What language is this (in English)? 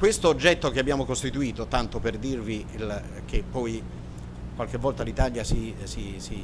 Italian